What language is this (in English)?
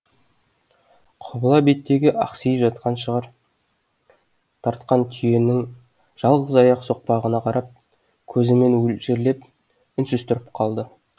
Kazakh